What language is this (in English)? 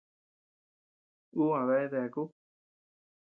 Tepeuxila Cuicatec